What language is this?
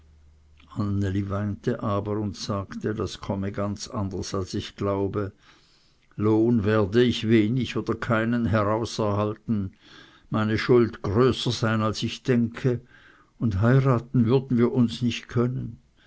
German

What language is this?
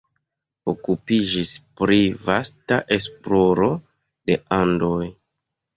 Esperanto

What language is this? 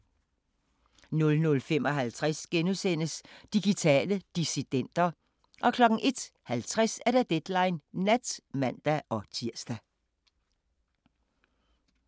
Danish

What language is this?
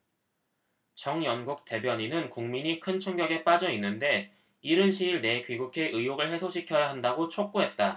Korean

